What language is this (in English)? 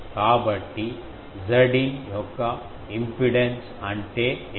Telugu